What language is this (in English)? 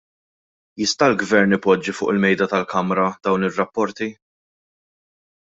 Maltese